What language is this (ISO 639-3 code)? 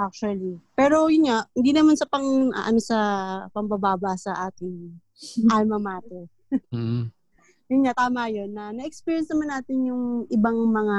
fil